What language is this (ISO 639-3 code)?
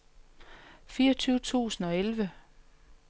dan